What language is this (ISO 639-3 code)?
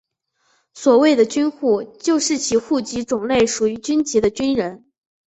zho